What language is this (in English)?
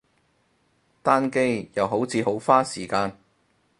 Cantonese